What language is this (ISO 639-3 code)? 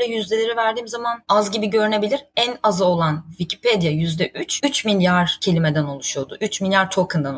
tur